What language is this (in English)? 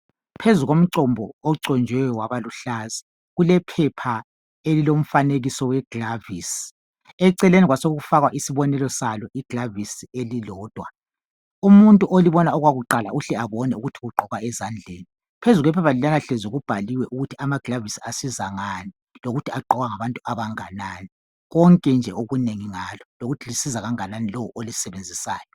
North Ndebele